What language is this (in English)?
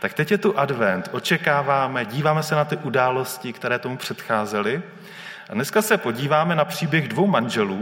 Czech